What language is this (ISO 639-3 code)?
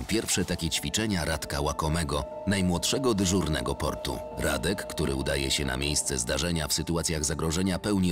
pol